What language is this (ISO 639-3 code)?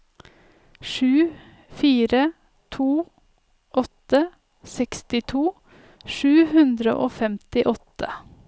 nor